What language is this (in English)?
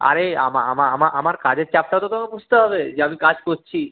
Bangla